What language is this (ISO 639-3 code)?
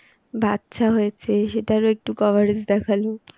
ben